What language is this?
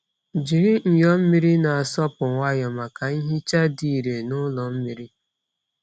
Igbo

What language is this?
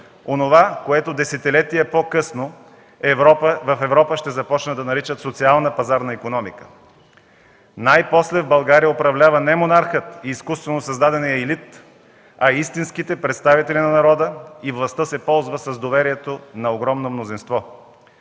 Bulgarian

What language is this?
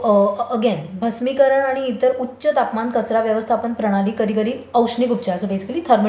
Marathi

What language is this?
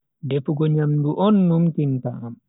Bagirmi Fulfulde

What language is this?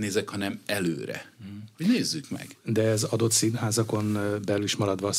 Hungarian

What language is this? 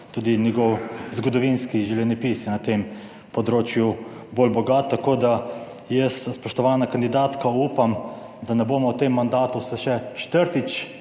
Slovenian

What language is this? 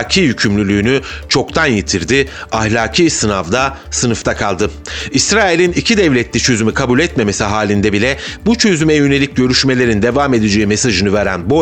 Turkish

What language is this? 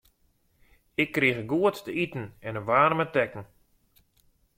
Western Frisian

